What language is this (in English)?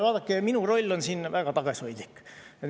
Estonian